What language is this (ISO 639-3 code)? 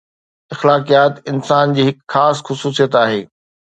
snd